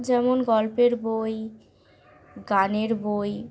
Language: Bangla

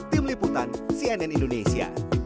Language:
Indonesian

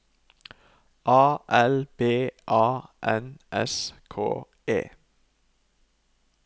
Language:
Norwegian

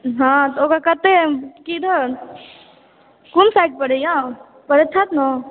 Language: Maithili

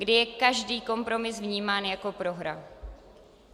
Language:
Czech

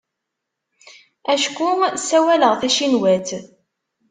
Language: Kabyle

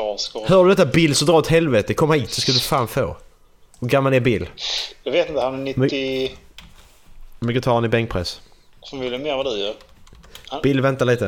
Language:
Swedish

